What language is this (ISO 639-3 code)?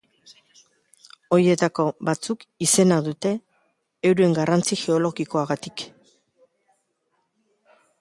eus